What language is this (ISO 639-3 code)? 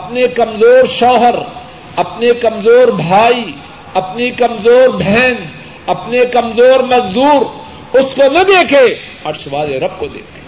urd